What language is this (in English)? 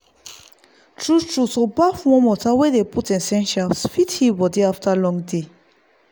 Nigerian Pidgin